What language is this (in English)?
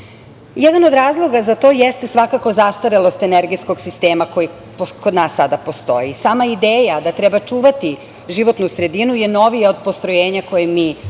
Serbian